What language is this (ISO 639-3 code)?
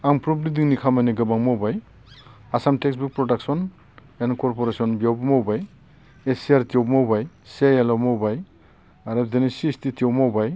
brx